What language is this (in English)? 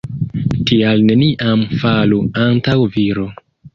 Esperanto